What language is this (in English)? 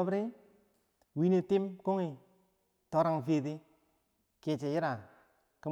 Bangwinji